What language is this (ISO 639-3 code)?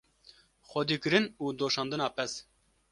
kur